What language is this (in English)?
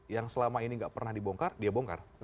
Indonesian